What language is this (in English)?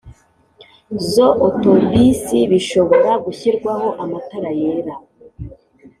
Kinyarwanda